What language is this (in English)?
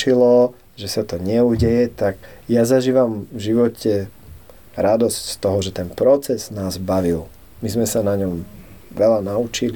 Slovak